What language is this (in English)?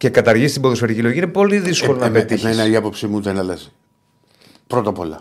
Greek